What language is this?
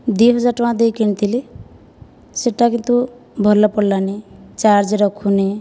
Odia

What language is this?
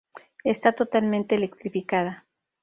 Spanish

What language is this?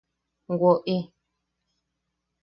Yaqui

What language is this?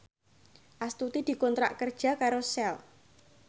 Javanese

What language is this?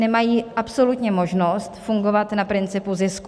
Czech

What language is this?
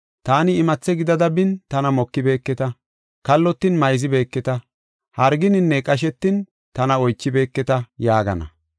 Gofa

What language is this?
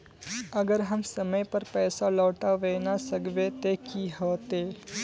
Magahi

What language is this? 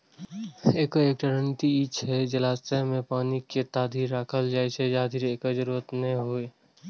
Maithili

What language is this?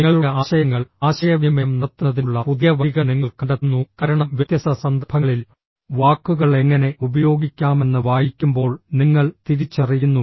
Malayalam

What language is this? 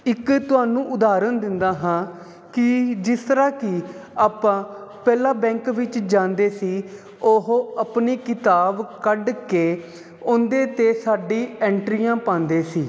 Punjabi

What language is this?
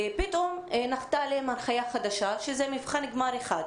Hebrew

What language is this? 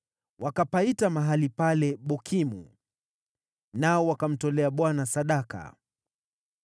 Swahili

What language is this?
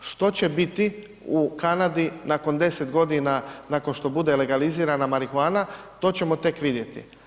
Croatian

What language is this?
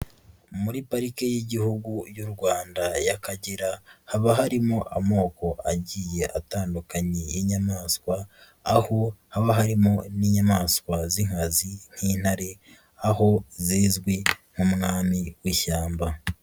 Kinyarwanda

